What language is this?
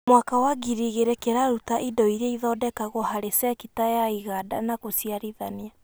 Kikuyu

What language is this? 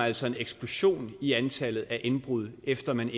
Danish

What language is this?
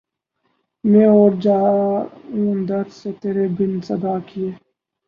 Urdu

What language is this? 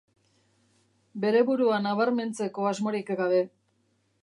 Basque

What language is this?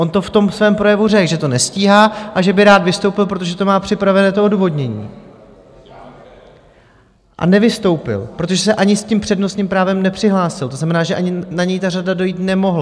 Czech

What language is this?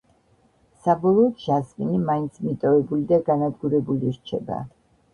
Georgian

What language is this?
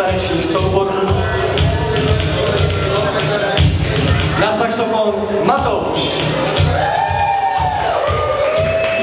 Czech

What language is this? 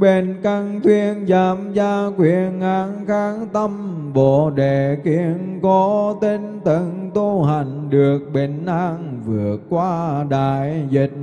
Vietnamese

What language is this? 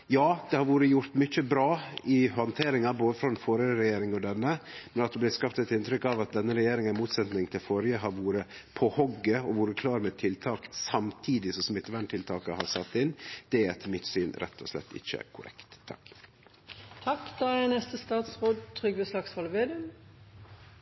Norwegian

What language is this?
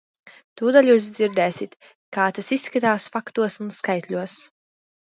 Latvian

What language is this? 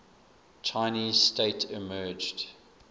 English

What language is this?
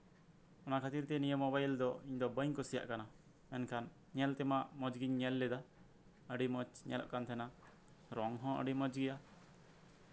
Santali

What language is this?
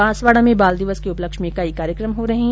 Hindi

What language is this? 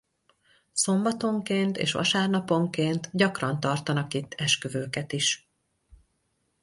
Hungarian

